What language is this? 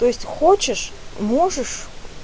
Russian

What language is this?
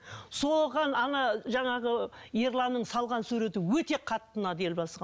Kazakh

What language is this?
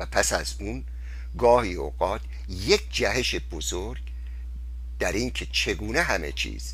Persian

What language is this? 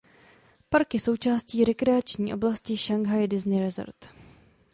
Czech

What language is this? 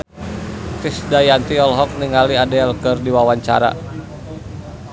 Sundanese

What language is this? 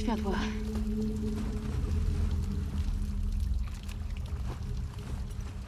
Polish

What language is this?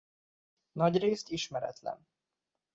Hungarian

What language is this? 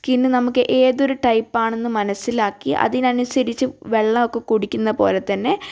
Malayalam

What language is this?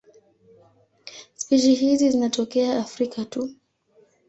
Swahili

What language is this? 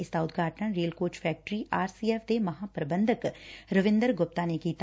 Punjabi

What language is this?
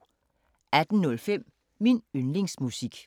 Danish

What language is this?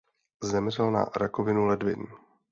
Czech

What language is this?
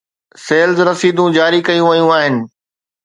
Sindhi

